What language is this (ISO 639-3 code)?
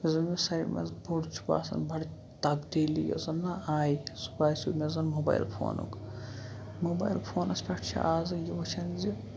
kas